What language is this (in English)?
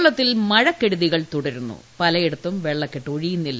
Malayalam